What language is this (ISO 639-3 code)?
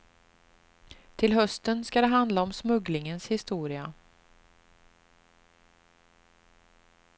swe